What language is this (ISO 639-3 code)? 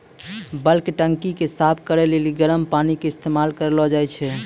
mai